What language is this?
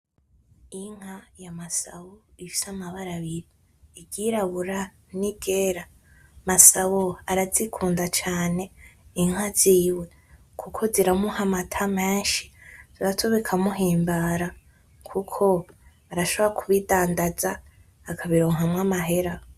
Rundi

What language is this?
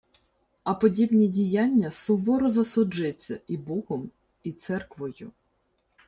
Ukrainian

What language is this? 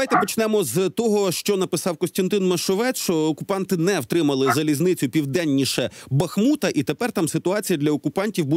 Ukrainian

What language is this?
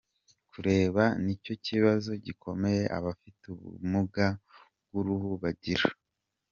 Kinyarwanda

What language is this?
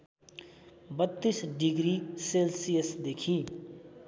Nepali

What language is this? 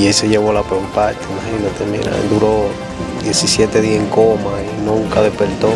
Spanish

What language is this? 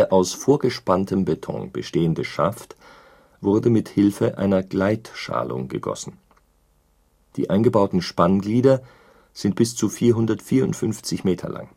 German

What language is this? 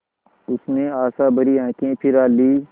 Hindi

